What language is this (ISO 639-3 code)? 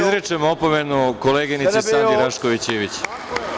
srp